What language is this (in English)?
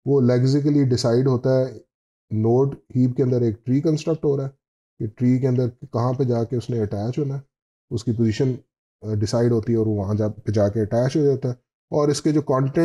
Hindi